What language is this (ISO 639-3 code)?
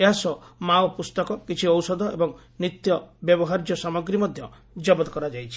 ori